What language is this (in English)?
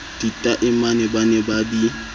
Southern Sotho